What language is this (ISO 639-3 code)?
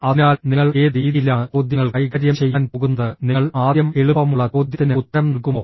mal